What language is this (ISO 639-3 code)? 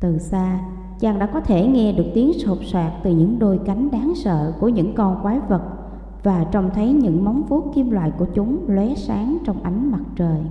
vie